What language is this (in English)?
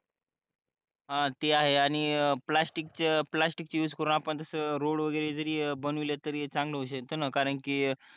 Marathi